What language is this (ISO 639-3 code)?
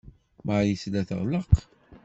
kab